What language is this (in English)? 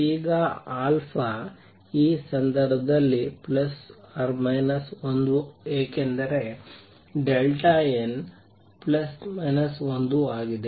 Kannada